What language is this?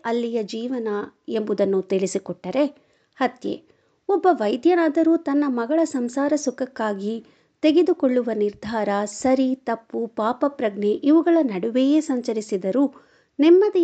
Kannada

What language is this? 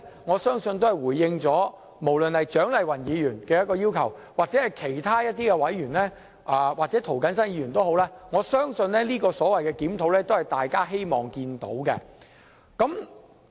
Cantonese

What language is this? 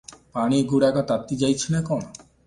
Odia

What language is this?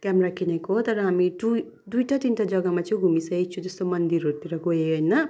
Nepali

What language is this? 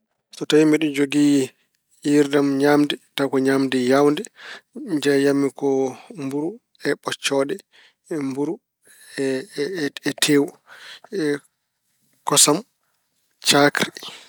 Fula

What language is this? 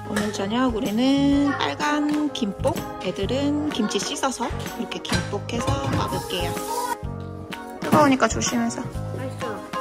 Korean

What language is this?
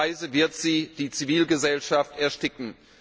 German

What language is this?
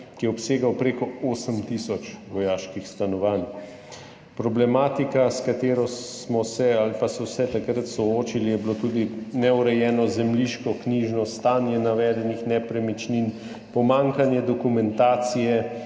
Slovenian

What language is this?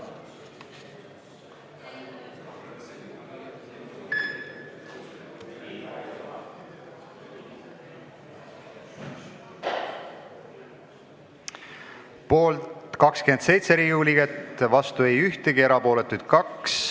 Estonian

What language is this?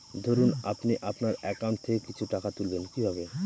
Bangla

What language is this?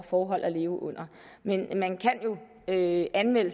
Danish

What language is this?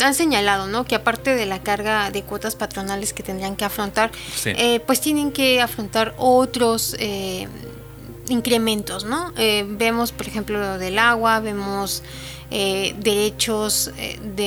Spanish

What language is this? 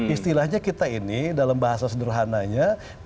Indonesian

